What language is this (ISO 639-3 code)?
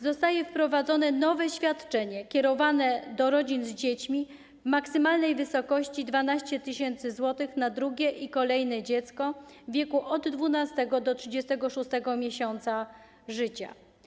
pol